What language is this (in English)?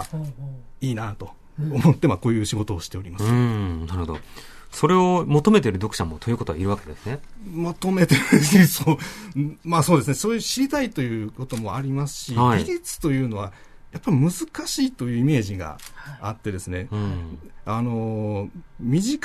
Japanese